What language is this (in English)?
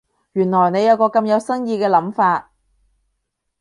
Cantonese